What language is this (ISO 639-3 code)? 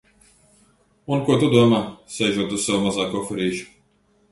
lav